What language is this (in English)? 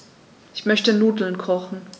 German